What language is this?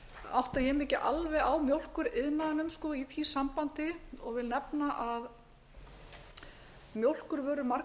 Icelandic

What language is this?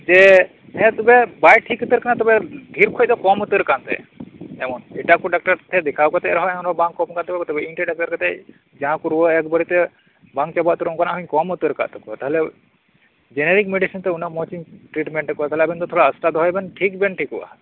Santali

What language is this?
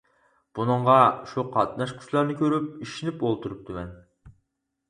Uyghur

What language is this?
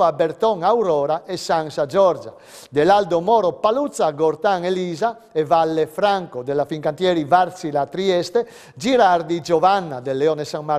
Italian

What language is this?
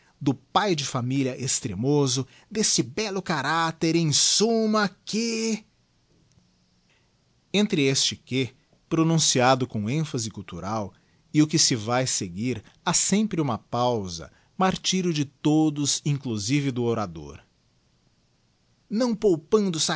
Portuguese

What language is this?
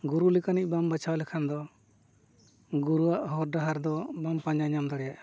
Santali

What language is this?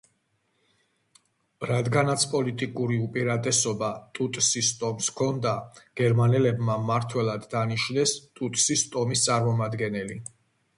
Georgian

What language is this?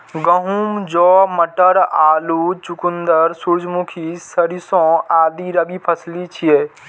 Maithili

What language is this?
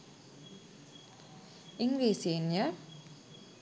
Sinhala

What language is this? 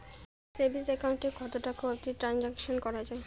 Bangla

